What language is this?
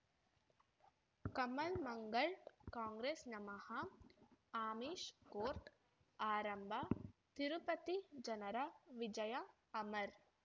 Kannada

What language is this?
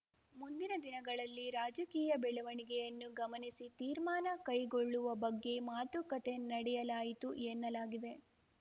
Kannada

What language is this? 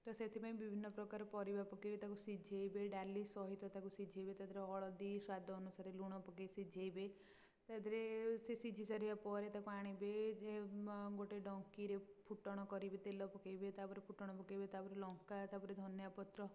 Odia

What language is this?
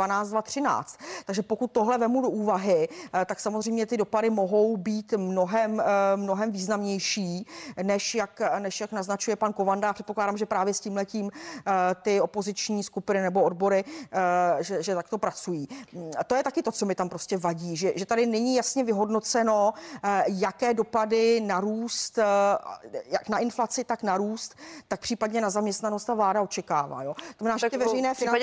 Czech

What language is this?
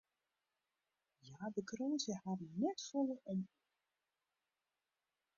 Western Frisian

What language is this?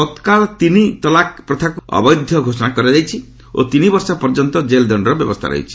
Odia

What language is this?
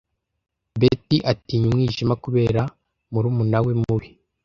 Kinyarwanda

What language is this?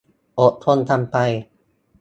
Thai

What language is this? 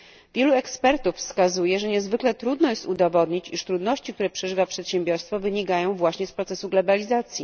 Polish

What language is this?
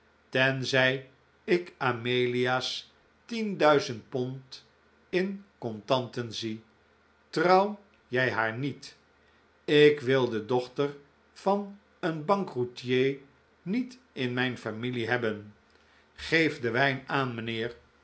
Dutch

